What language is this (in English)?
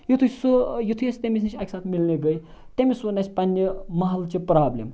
Kashmiri